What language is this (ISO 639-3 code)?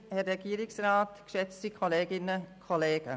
gsw